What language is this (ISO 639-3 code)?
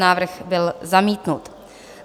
ces